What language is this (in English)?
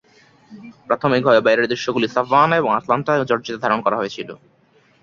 Bangla